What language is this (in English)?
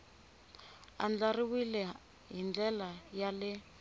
Tsonga